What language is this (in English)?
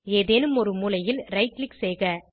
Tamil